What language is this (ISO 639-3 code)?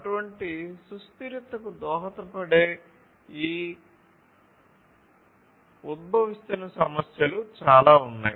tel